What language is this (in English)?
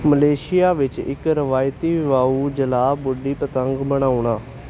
Punjabi